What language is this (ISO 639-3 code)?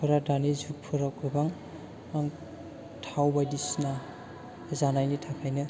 brx